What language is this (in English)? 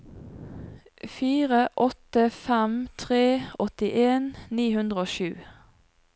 Norwegian